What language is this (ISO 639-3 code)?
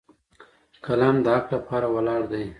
pus